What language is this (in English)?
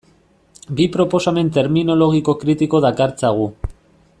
Basque